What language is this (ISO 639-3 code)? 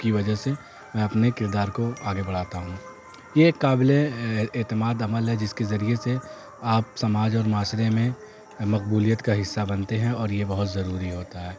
urd